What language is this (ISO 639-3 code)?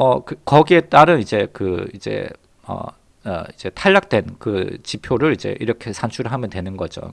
kor